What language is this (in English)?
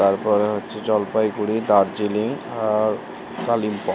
Bangla